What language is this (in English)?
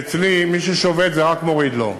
Hebrew